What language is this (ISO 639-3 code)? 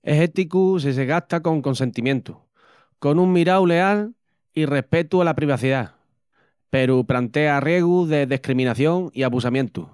ext